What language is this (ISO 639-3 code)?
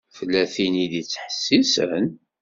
kab